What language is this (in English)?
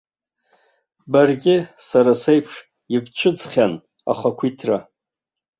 Abkhazian